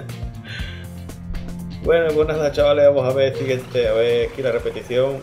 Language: Spanish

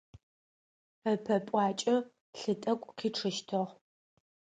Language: Adyghe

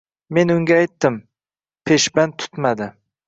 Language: Uzbek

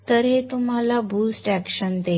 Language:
Marathi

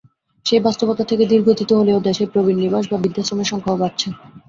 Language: Bangla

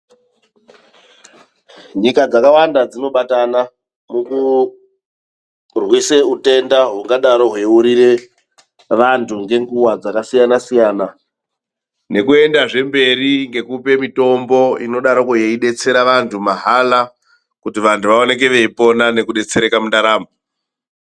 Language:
Ndau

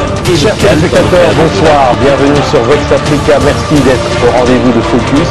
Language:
French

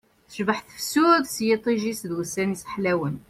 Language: Kabyle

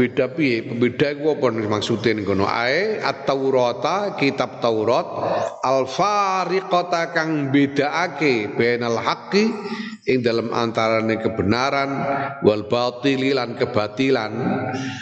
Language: Indonesian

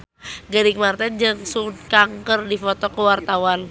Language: Sundanese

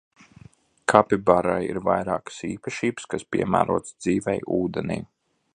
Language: Latvian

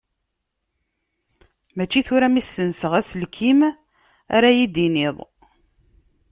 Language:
Kabyle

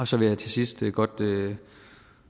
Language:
Danish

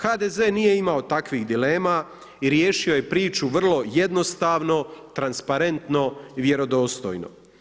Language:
Croatian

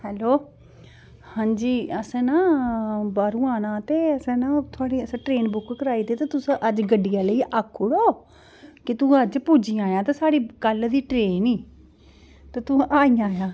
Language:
Dogri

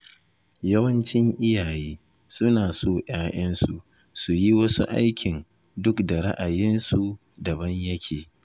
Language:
Hausa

